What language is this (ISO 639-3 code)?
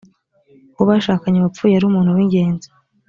kin